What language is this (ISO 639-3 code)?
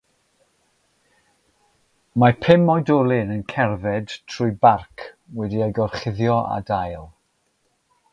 cym